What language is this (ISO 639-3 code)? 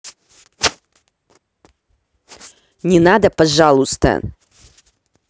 rus